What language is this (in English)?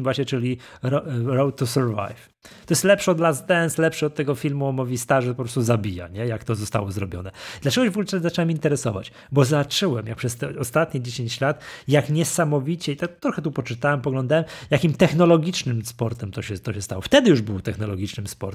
Polish